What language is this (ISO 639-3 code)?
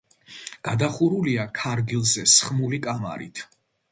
kat